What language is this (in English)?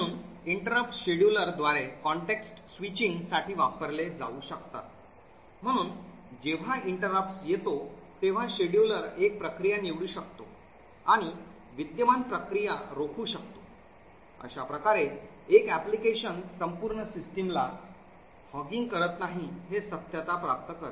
Marathi